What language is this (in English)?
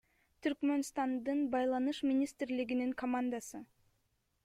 Kyrgyz